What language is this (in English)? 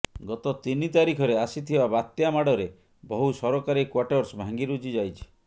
Odia